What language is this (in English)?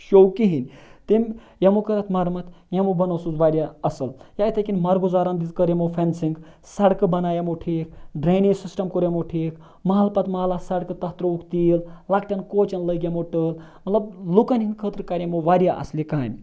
Kashmiri